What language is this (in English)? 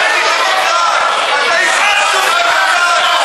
Hebrew